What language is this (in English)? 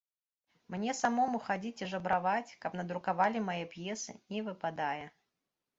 Belarusian